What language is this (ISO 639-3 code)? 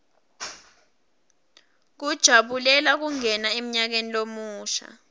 ssw